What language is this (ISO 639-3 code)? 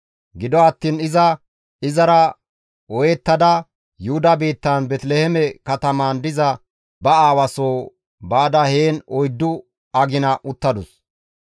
gmv